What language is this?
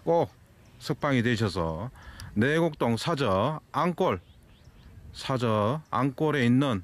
Korean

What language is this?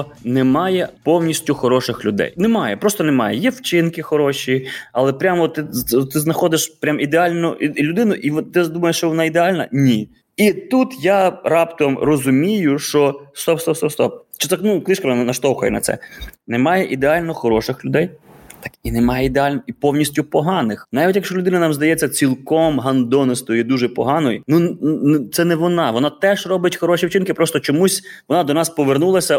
Ukrainian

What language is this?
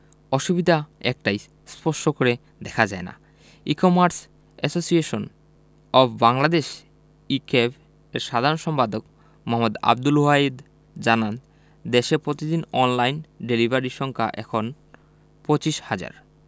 Bangla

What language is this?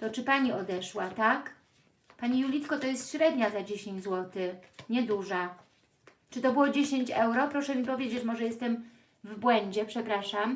Polish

